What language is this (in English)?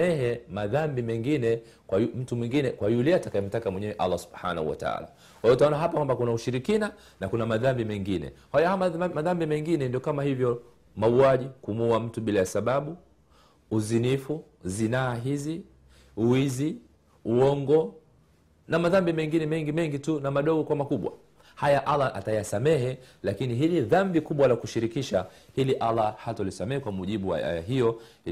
Swahili